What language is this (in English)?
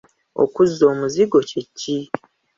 Ganda